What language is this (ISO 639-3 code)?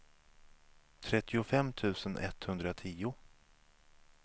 swe